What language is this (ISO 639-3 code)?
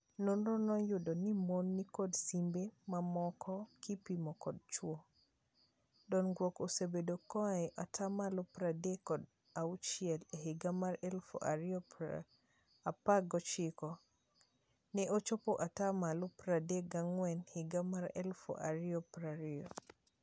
luo